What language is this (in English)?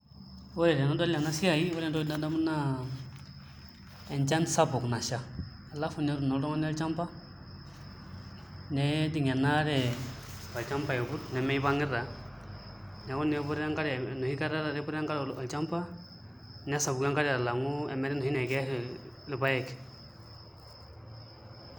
Masai